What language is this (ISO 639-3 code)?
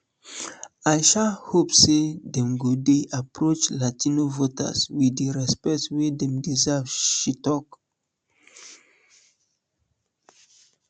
pcm